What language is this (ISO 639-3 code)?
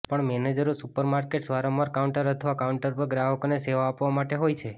guj